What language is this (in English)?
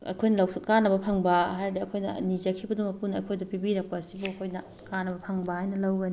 Manipuri